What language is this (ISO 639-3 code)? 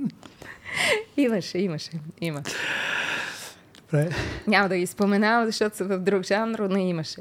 bul